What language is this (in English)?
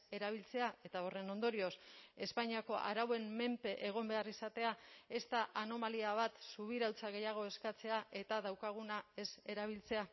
Basque